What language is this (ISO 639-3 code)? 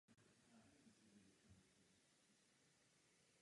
ces